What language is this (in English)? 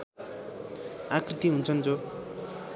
Nepali